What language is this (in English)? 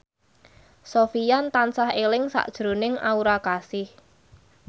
Javanese